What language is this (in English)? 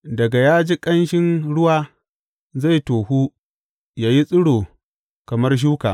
Hausa